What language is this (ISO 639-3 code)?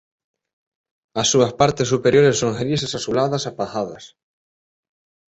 glg